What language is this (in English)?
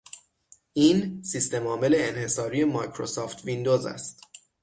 Persian